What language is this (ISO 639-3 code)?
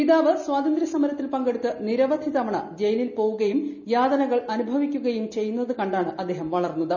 mal